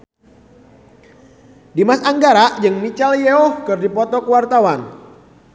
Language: Sundanese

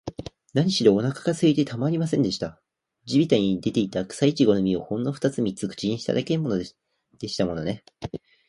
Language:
Japanese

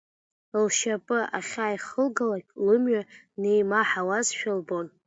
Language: Abkhazian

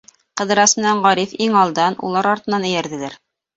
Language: Bashkir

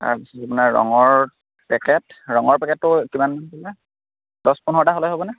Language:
Assamese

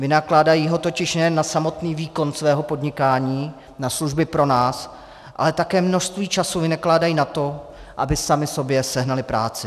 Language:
Czech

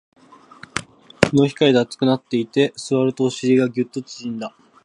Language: Japanese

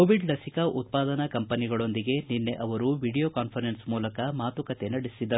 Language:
Kannada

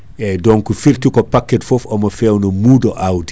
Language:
Fula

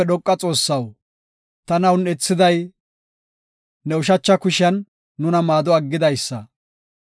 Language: Gofa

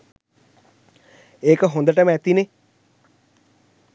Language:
Sinhala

